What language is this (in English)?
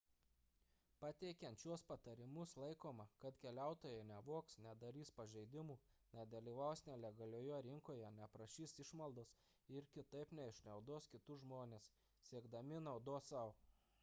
Lithuanian